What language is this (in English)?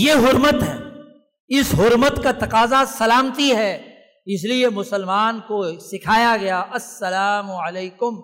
Urdu